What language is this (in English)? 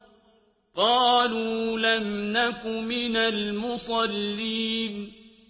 Arabic